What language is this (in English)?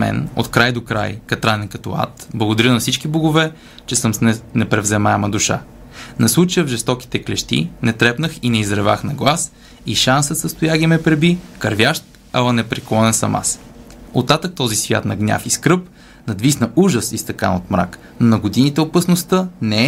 Bulgarian